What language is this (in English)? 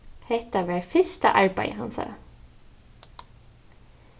Faroese